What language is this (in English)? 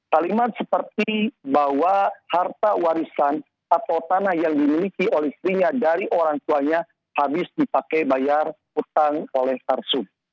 Indonesian